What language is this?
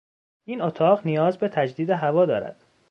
Persian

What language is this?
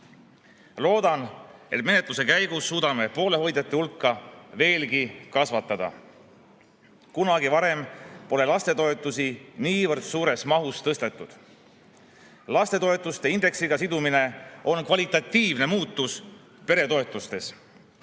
Estonian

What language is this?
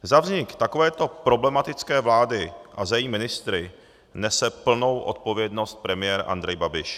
Czech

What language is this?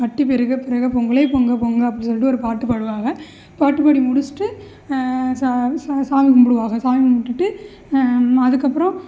Tamil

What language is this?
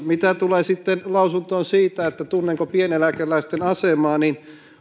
Finnish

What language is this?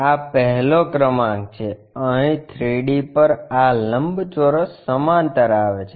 Gujarati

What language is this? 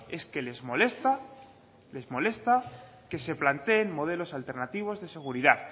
Spanish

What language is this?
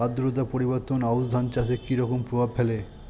Bangla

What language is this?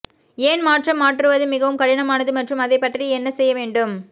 Tamil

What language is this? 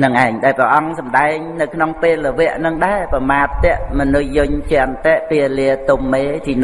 Vietnamese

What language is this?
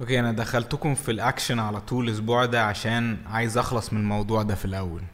Arabic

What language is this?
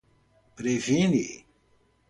Portuguese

